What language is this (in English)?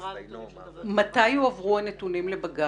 Hebrew